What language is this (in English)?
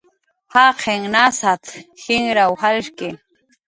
Jaqaru